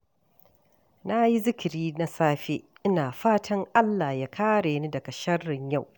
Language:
Hausa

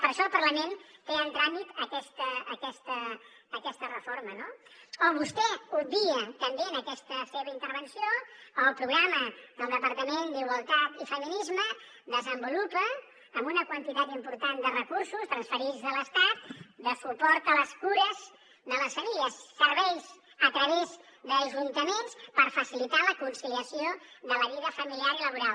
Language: Catalan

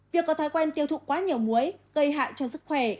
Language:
Vietnamese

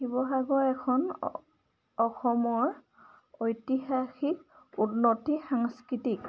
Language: Assamese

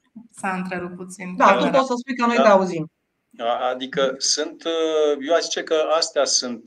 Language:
Romanian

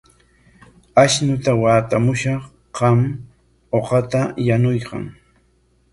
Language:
Corongo Ancash Quechua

